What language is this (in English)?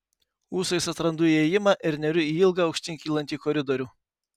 Lithuanian